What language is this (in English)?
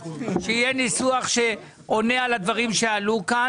Hebrew